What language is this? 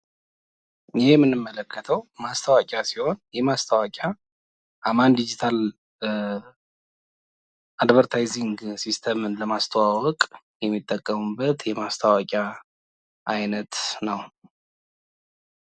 Amharic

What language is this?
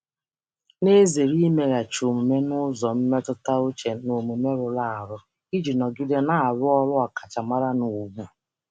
Igbo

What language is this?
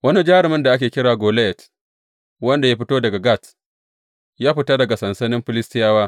Hausa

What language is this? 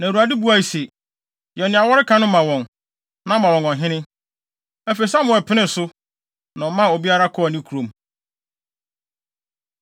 Akan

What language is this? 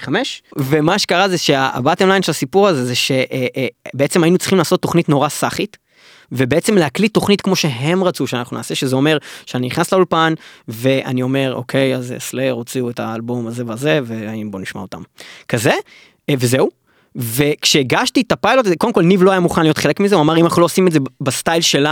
Hebrew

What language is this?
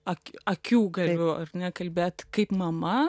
Lithuanian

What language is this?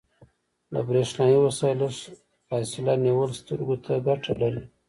Pashto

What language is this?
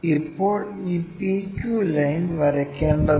Malayalam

